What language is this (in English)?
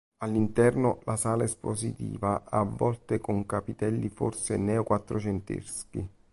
Italian